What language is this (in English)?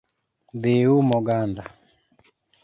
Luo (Kenya and Tanzania)